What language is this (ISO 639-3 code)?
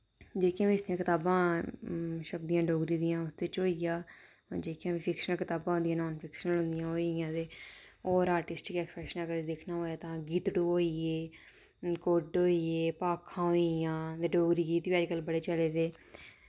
doi